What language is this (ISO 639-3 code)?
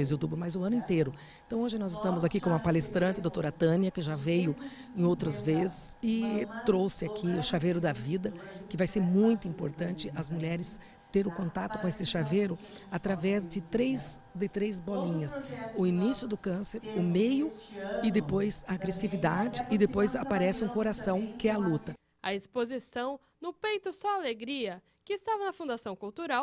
por